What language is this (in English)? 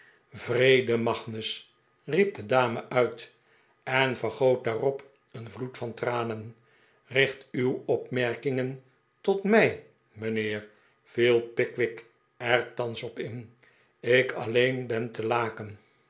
Dutch